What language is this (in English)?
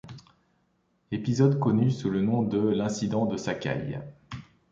French